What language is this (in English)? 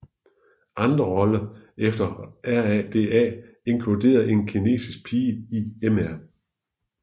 Danish